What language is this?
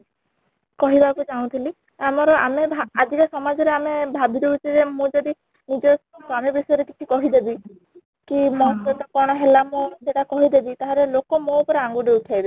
Odia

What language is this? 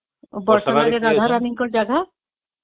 Odia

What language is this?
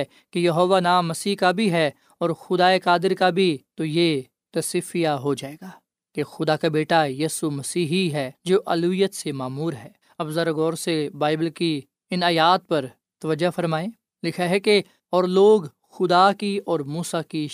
Urdu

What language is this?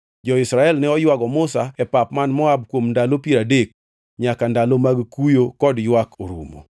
Luo (Kenya and Tanzania)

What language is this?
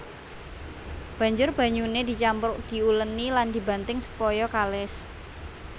Javanese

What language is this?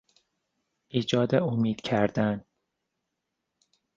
Persian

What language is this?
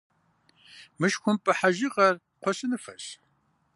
Kabardian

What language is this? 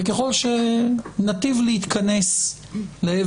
Hebrew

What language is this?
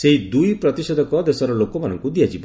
Odia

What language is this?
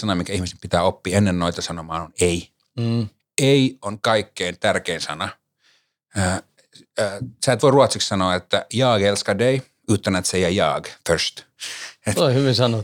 Finnish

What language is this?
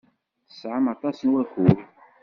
Kabyle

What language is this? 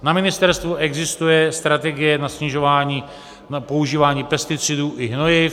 Czech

